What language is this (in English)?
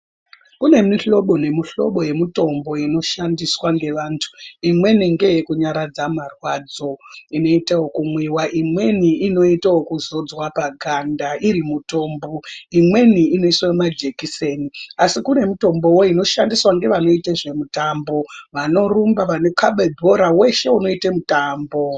Ndau